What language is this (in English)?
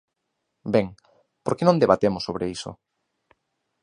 Galician